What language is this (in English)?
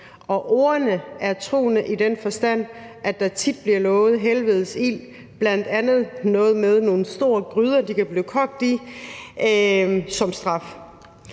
Danish